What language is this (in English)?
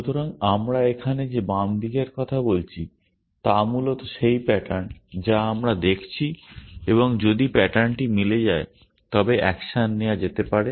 Bangla